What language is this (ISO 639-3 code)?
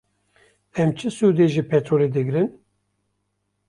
kur